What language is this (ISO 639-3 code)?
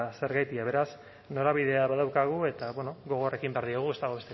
eus